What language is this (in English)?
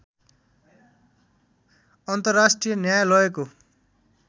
Nepali